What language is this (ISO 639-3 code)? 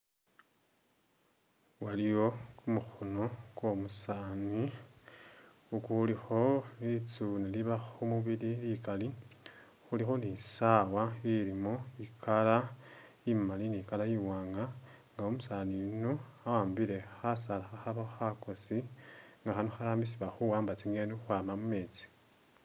myx